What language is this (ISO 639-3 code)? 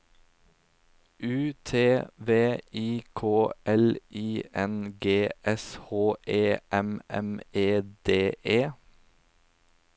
nor